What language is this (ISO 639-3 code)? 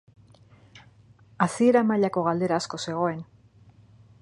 eus